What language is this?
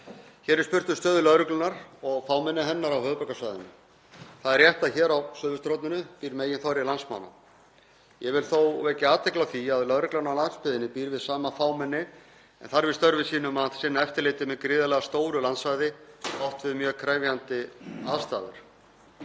Icelandic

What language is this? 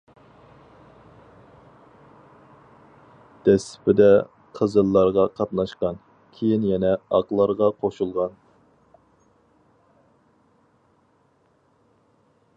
Uyghur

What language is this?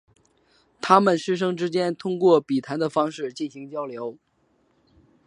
Chinese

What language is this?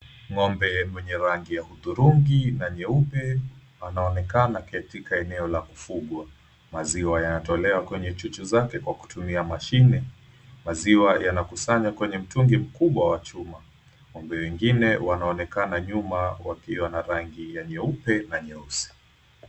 Swahili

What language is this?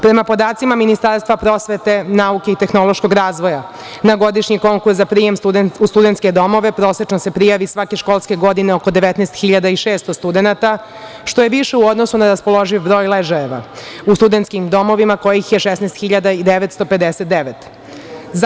Serbian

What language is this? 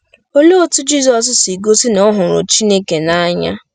Igbo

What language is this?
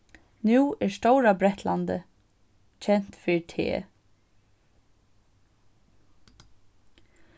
Faroese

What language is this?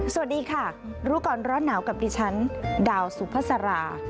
Thai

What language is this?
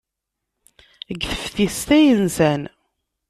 Kabyle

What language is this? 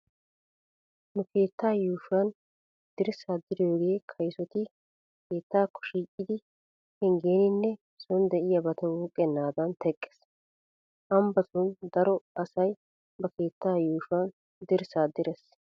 Wolaytta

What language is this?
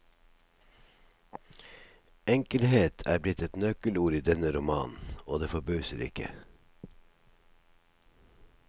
Norwegian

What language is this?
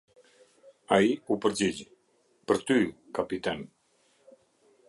Albanian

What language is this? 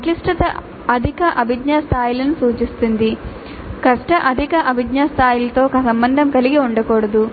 Telugu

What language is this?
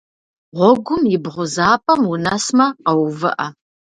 Kabardian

